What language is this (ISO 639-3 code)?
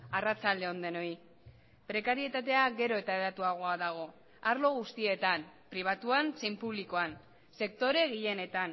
eus